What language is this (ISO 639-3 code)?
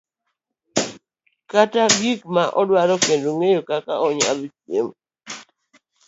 luo